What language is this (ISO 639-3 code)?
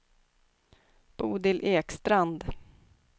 swe